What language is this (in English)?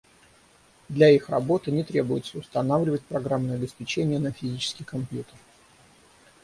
Russian